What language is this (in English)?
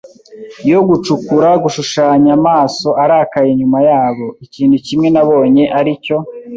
Kinyarwanda